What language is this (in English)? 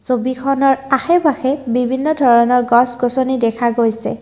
Assamese